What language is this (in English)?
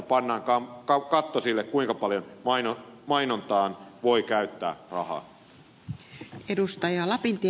Finnish